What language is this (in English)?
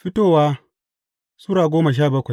Hausa